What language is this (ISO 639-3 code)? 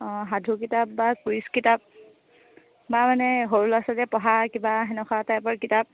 asm